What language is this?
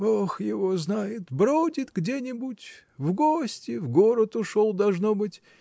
Russian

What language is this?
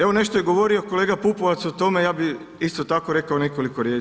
Croatian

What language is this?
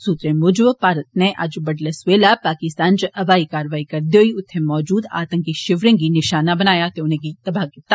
Dogri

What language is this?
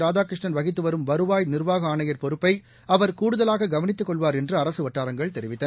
Tamil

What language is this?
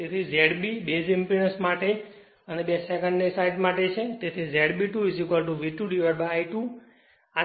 Gujarati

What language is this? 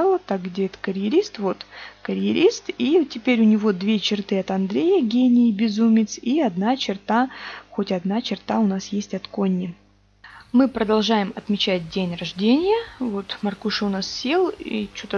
Russian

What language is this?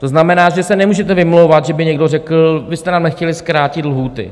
Czech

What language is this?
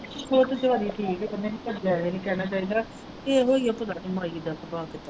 Punjabi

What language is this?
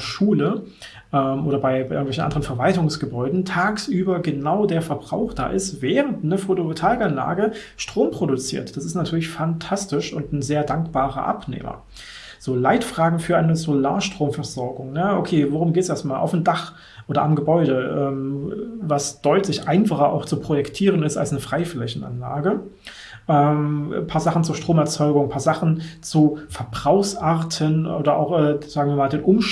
German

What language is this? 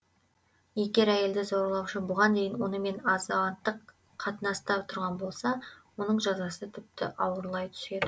Kazakh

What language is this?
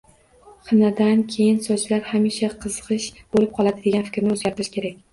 Uzbek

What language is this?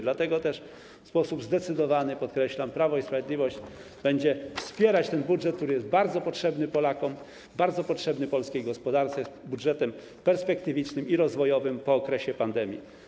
Polish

